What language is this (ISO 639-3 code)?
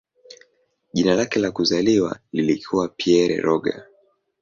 swa